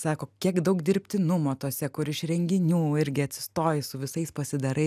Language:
Lithuanian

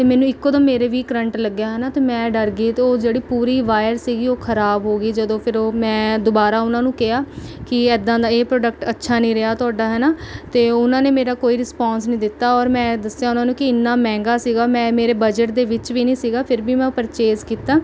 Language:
Punjabi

